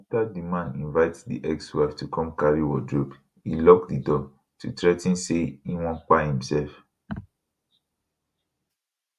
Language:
Nigerian Pidgin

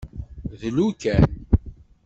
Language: Kabyle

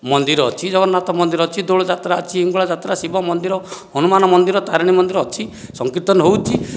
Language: Odia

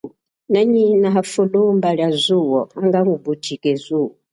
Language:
Chokwe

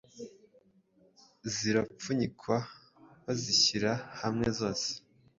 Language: Kinyarwanda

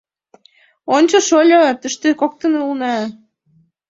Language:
Mari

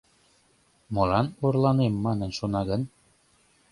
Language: Mari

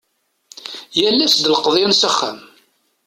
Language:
Kabyle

